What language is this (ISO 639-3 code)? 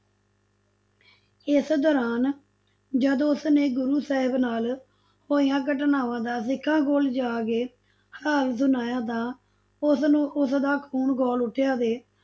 pan